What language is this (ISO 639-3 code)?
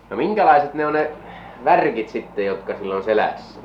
fin